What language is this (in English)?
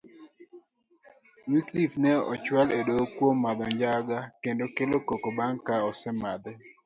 Luo (Kenya and Tanzania)